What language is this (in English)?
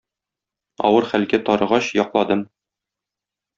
Tatar